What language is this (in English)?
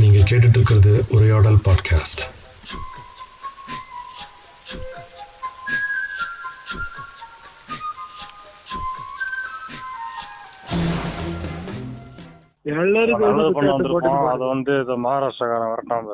Tamil